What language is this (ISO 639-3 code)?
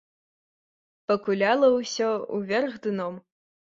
bel